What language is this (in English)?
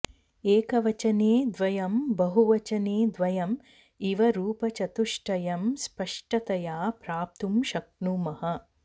Sanskrit